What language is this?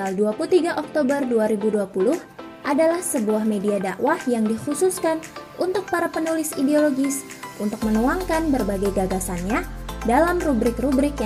Indonesian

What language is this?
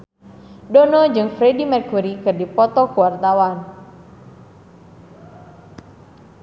Sundanese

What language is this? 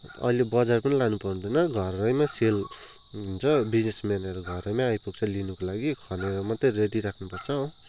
Nepali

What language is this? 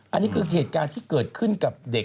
Thai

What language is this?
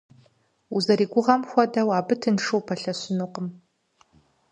Kabardian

